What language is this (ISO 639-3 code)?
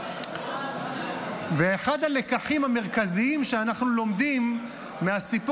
heb